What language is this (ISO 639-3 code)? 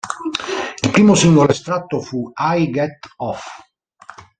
ita